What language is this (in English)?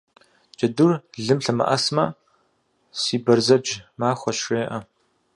Kabardian